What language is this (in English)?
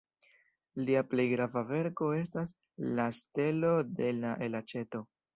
Esperanto